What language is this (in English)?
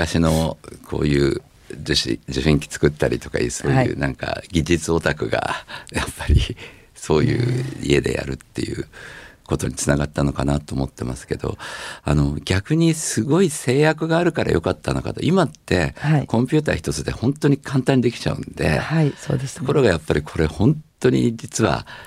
Japanese